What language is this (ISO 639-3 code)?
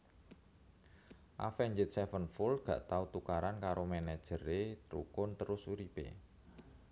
jav